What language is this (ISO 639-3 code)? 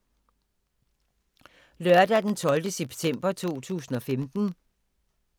dan